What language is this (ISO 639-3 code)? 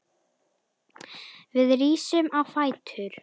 isl